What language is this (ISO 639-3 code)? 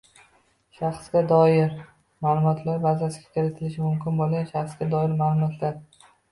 uzb